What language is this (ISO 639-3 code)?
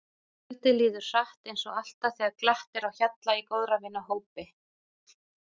isl